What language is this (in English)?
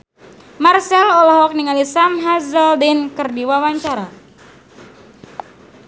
Sundanese